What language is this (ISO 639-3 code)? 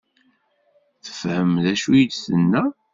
kab